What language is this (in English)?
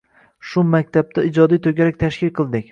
Uzbek